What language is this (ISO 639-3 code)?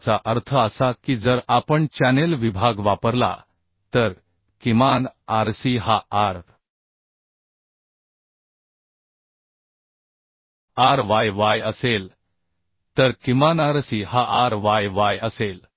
mar